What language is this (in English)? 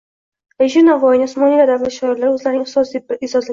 Uzbek